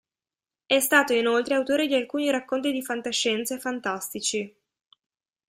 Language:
Italian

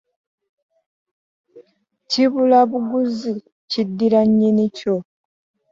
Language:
Ganda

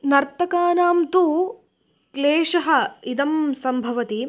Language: Sanskrit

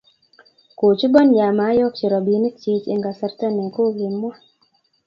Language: Kalenjin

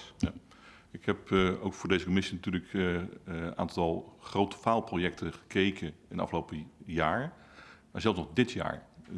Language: Dutch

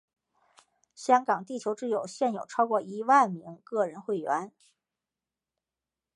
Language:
Chinese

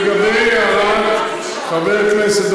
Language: Hebrew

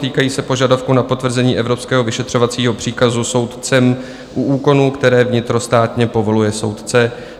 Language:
Czech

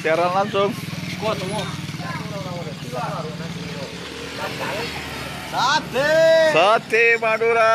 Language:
Indonesian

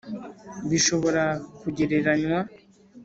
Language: Kinyarwanda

